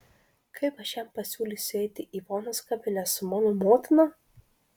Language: Lithuanian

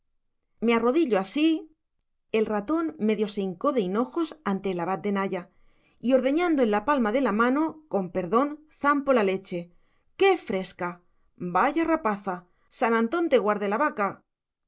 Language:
Spanish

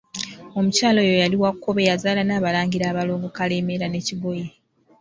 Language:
Ganda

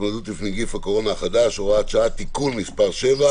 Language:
Hebrew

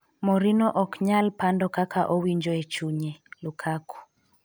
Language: Luo (Kenya and Tanzania)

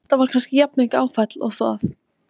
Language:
Icelandic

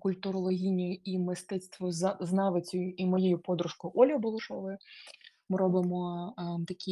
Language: Ukrainian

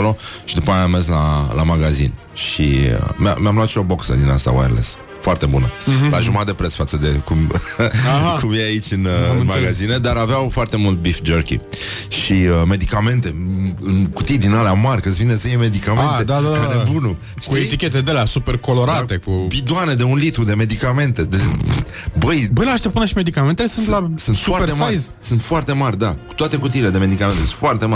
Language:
Romanian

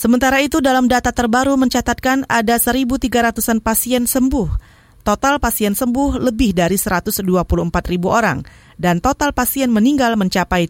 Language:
Indonesian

